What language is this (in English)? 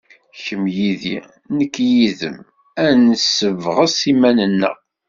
Kabyle